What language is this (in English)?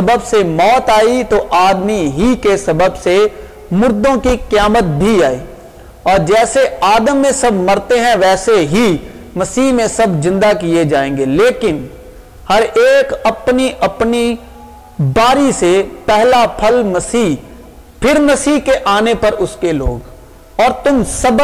Urdu